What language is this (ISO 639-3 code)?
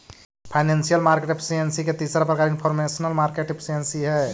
mag